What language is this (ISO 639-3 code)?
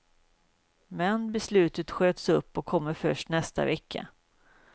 swe